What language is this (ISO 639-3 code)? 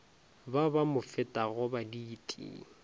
nso